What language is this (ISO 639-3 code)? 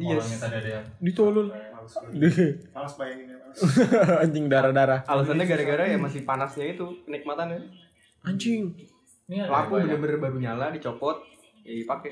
ind